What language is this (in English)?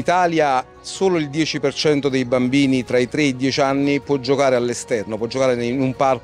Italian